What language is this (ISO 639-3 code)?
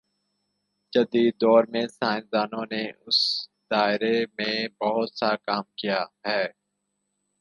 urd